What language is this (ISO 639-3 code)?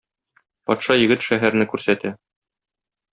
tat